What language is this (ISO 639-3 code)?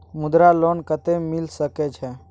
mai